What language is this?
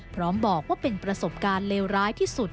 Thai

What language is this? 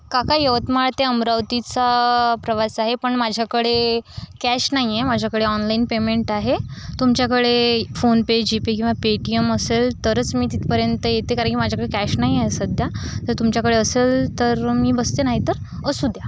Marathi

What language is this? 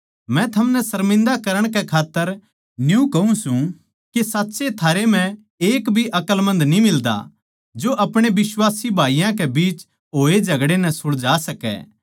Haryanvi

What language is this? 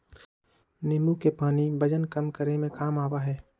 Magahi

